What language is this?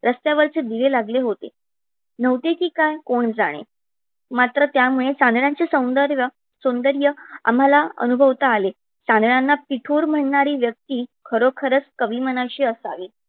Marathi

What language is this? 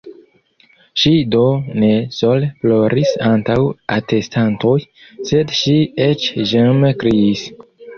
Esperanto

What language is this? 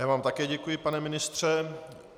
Czech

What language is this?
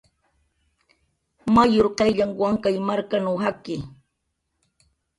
Jaqaru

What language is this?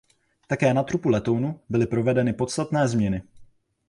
Czech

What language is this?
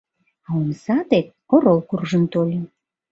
Mari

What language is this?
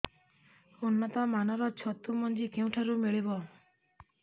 Odia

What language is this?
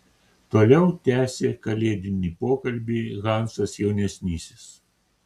Lithuanian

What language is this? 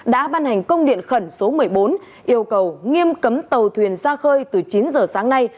Vietnamese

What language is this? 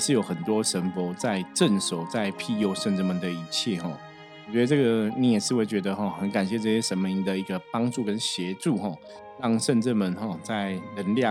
Chinese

